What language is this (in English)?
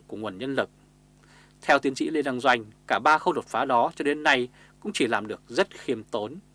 Vietnamese